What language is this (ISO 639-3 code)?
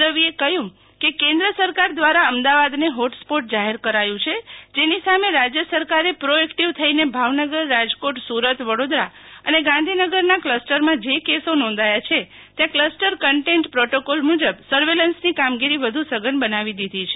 guj